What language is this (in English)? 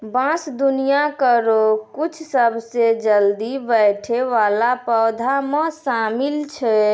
Maithili